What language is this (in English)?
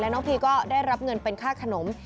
Thai